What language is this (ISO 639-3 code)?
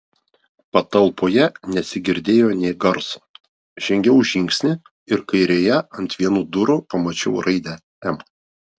lit